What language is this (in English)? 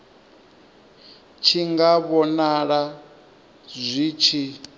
Venda